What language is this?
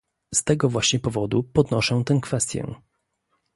Polish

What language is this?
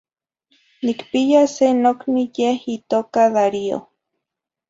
Zacatlán-Ahuacatlán-Tepetzintla Nahuatl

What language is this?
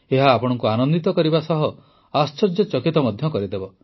Odia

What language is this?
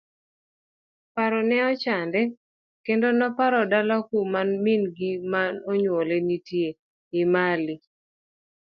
Luo (Kenya and Tanzania)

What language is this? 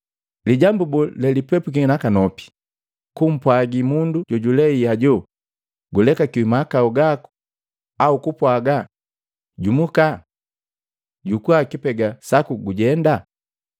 Matengo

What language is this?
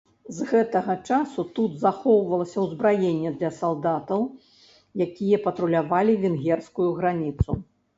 Belarusian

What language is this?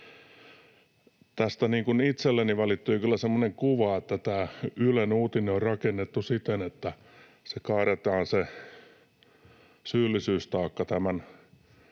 Finnish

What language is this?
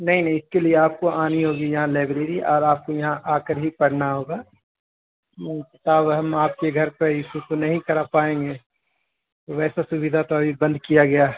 Urdu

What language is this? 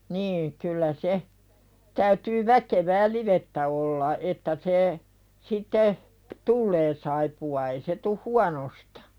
Finnish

